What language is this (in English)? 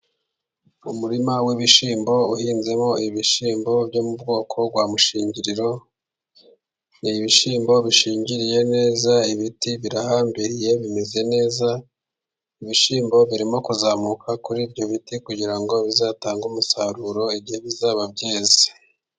Kinyarwanda